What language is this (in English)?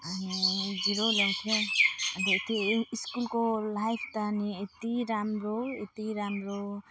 Nepali